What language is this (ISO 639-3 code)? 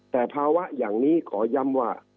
tha